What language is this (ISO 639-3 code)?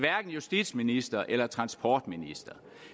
dan